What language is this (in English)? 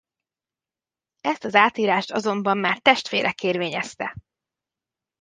Hungarian